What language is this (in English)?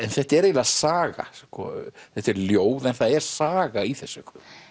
Icelandic